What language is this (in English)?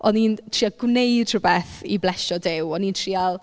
Welsh